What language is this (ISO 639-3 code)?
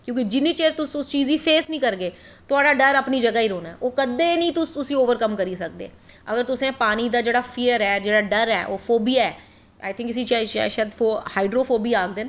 doi